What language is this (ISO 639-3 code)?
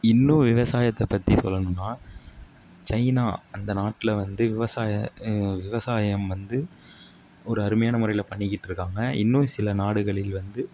tam